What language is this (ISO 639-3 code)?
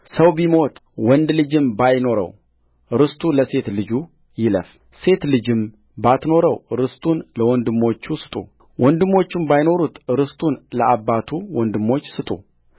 amh